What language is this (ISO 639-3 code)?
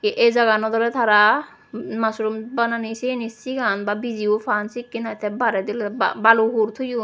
ccp